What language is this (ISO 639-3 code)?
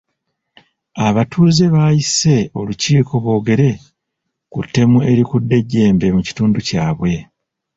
lug